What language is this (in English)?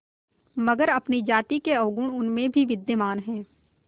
Hindi